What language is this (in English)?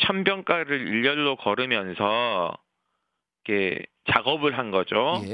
Korean